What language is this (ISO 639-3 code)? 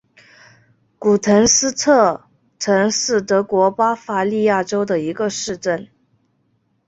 zho